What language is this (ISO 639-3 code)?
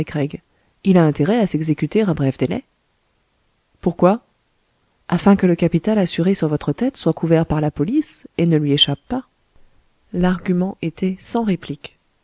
fra